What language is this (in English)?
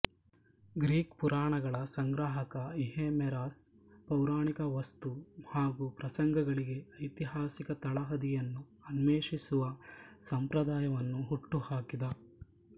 Kannada